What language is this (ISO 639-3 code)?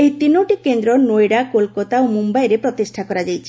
ori